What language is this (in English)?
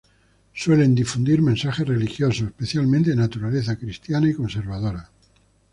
Spanish